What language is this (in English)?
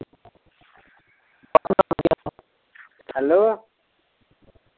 Punjabi